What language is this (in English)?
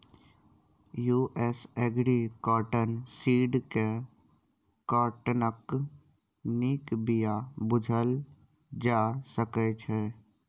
Maithili